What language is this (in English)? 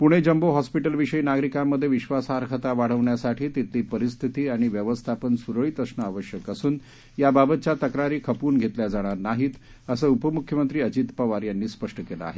Marathi